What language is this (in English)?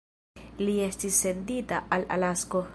Esperanto